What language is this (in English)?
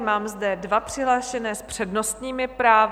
Czech